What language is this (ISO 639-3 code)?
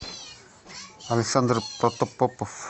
rus